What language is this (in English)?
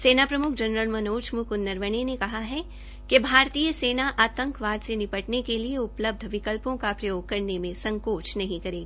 Hindi